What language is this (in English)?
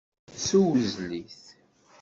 Kabyle